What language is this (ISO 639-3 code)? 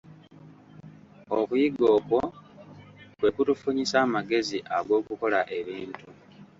lug